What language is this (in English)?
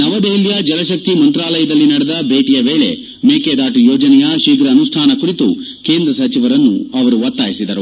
Kannada